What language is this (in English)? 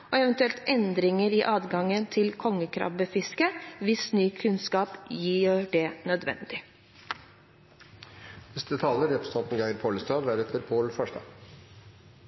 Norwegian Bokmål